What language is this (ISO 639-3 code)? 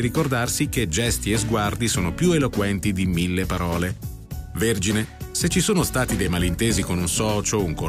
ita